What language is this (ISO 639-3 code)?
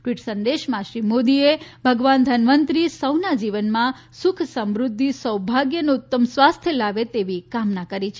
guj